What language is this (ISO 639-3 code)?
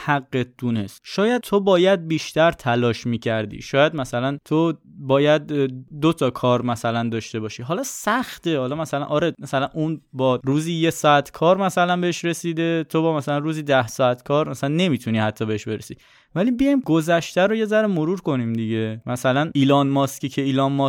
fas